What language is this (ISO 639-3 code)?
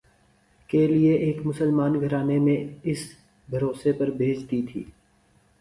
urd